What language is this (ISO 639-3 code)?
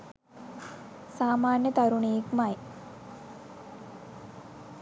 sin